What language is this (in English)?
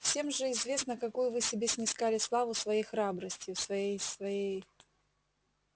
Russian